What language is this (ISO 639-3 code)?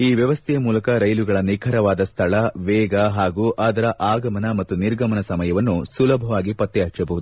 kan